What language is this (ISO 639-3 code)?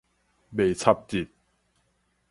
nan